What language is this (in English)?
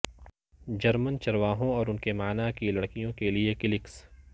Urdu